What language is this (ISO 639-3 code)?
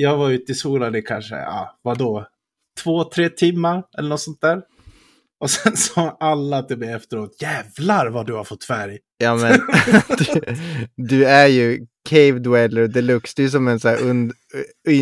swe